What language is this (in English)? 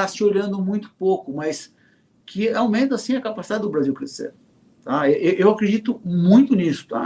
Portuguese